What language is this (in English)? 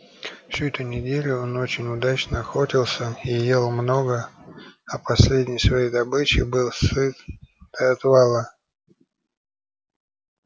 Russian